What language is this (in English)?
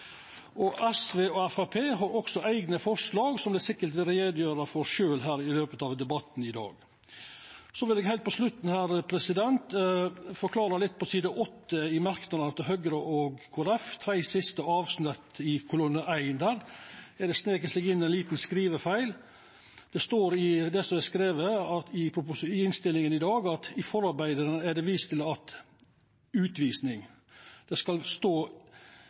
Norwegian Nynorsk